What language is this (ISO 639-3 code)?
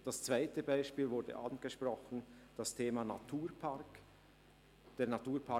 gsw